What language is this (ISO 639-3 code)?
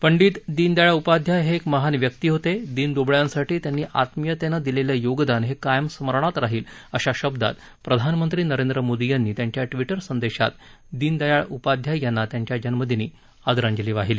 mar